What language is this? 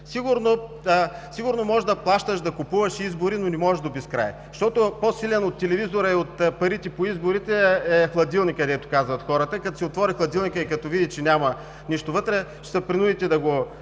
Bulgarian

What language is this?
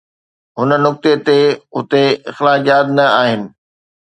Sindhi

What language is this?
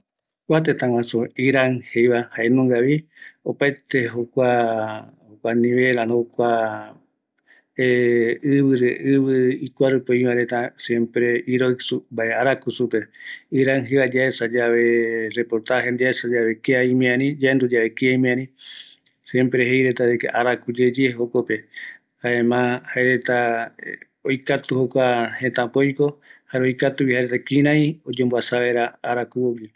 Eastern Bolivian Guaraní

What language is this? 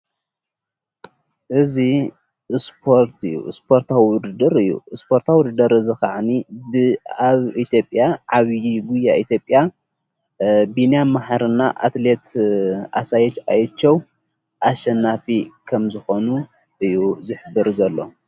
Tigrinya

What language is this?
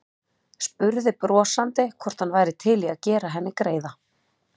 Icelandic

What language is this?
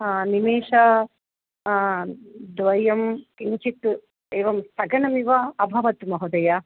Sanskrit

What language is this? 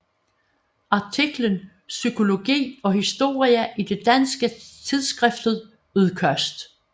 Danish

